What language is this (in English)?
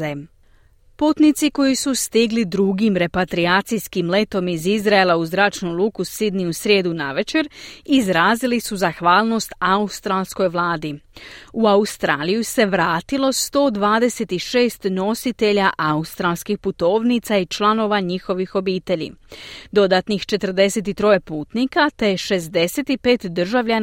Croatian